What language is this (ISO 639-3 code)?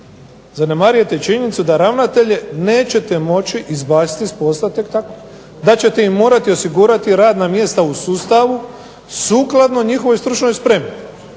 hrv